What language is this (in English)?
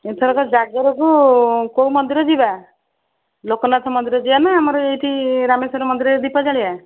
Odia